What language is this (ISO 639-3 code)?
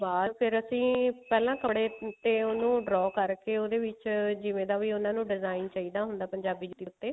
pan